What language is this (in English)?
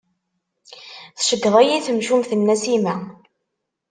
Kabyle